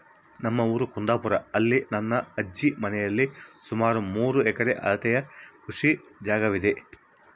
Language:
Kannada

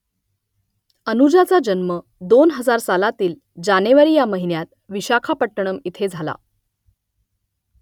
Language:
Marathi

